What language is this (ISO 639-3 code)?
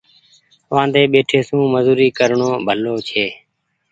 gig